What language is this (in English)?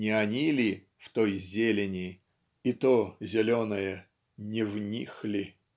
Russian